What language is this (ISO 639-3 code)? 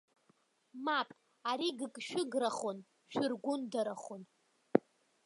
abk